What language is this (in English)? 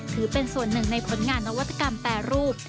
Thai